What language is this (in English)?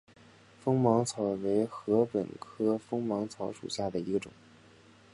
Chinese